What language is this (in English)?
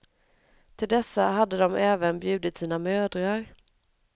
Swedish